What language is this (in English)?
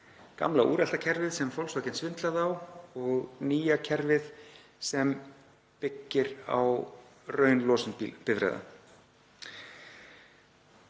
Icelandic